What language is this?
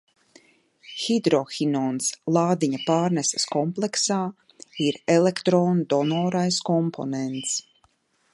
Latvian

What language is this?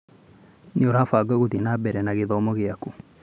Kikuyu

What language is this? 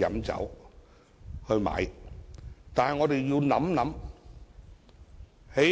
Cantonese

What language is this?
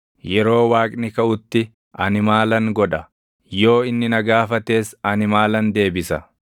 Oromo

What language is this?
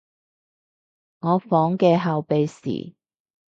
Cantonese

